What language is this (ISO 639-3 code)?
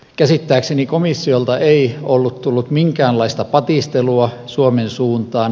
fin